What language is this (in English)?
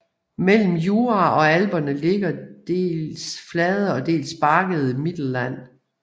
Danish